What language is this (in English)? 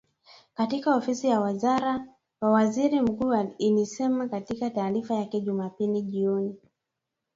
Swahili